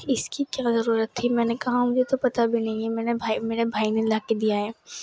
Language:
Urdu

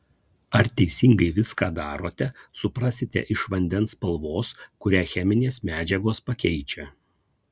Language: Lithuanian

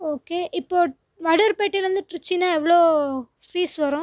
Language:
Tamil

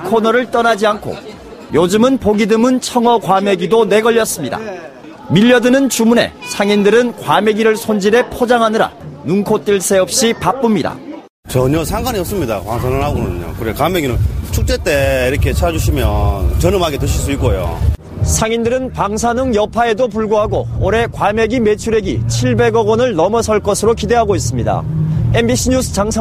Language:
Korean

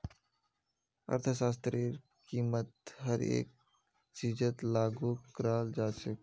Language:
Magahi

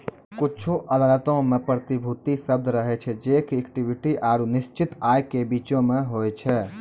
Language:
Maithili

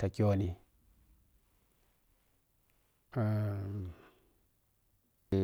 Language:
Piya-Kwonci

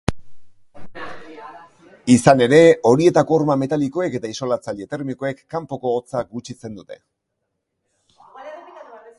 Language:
Basque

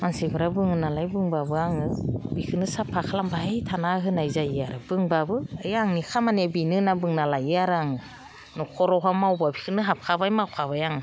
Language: Bodo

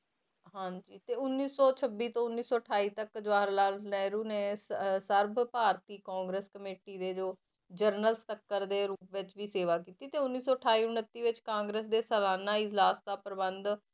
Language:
Punjabi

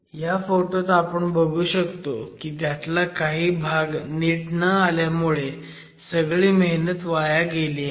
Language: Marathi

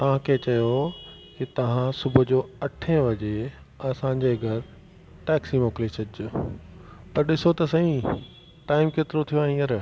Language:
Sindhi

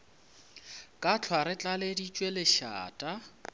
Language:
Northern Sotho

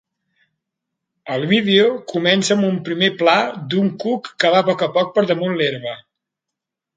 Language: Catalan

